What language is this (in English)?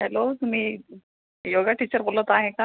Marathi